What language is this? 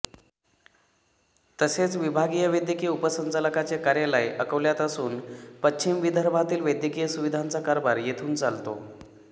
Marathi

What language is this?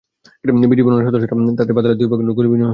Bangla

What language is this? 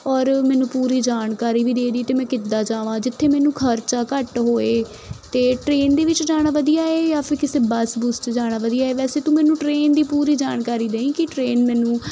Punjabi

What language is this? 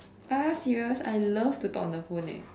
English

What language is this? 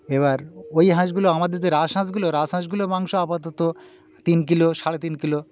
Bangla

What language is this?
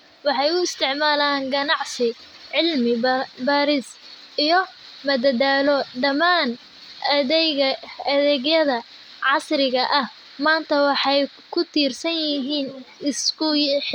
Somali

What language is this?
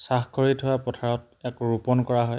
Assamese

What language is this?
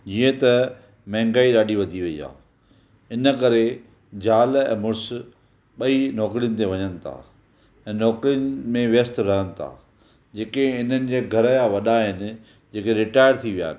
Sindhi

